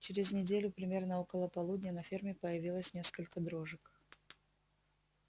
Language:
Russian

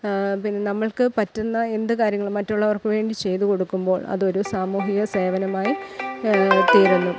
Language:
Malayalam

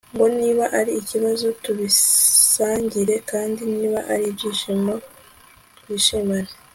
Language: Kinyarwanda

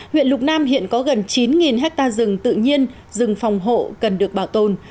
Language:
Vietnamese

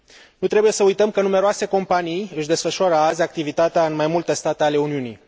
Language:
Romanian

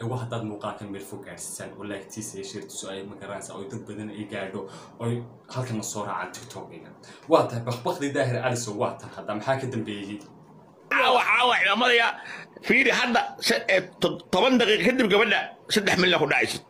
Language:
Arabic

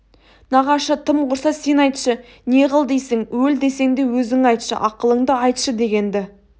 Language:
Kazakh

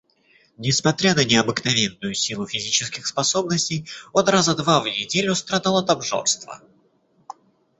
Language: Russian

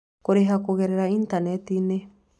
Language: Kikuyu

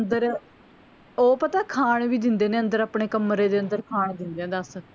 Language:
Punjabi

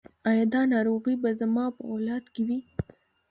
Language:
Pashto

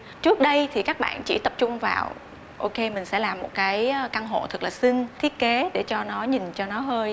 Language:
Vietnamese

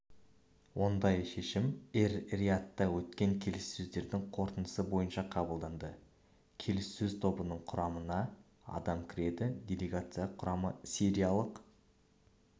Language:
Kazakh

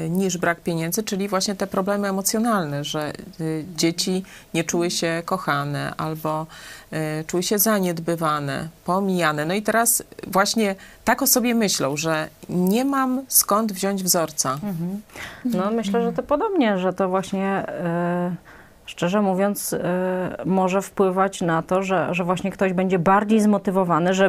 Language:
Polish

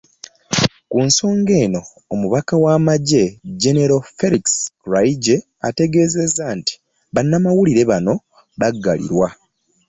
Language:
Ganda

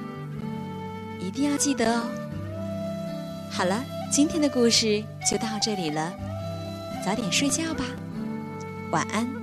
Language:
Chinese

